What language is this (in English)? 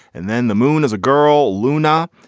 English